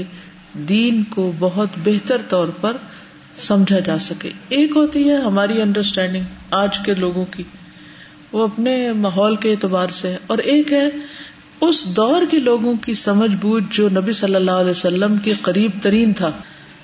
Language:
Urdu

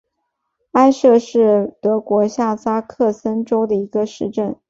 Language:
Chinese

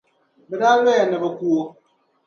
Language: Dagbani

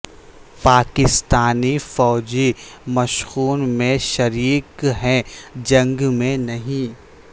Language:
Urdu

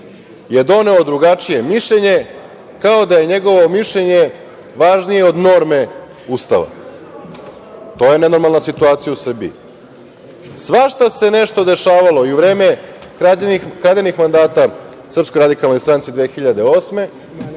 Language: Serbian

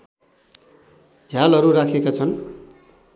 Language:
Nepali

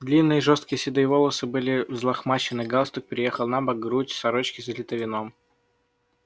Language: Russian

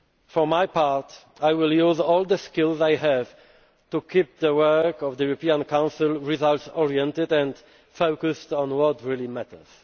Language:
English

